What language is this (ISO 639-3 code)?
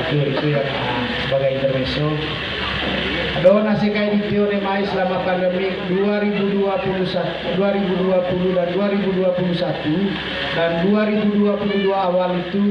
ind